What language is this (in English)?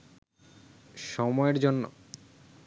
Bangla